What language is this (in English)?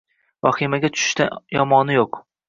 Uzbek